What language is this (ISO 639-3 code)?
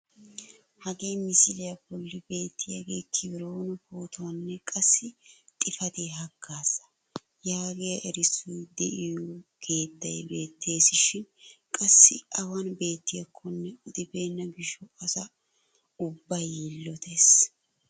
wal